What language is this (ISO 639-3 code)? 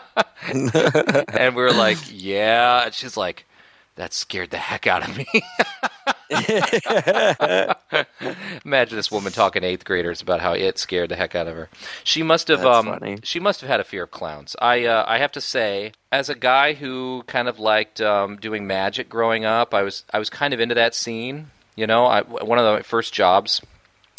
eng